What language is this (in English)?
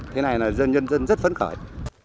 Vietnamese